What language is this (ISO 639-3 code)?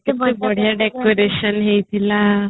ori